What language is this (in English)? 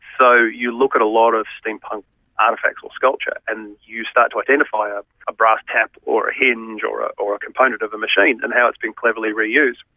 English